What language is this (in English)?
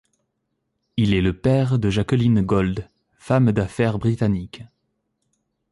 French